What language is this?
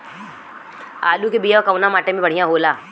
Bhojpuri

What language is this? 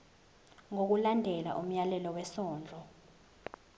Zulu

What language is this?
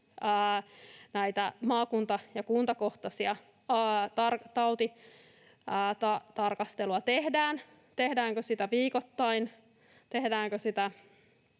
Finnish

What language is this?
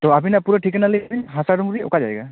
Santali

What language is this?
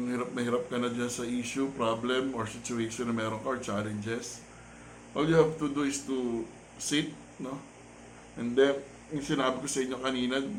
Filipino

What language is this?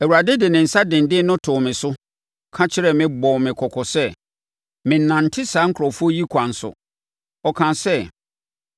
Akan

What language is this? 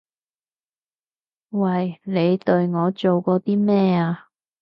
Cantonese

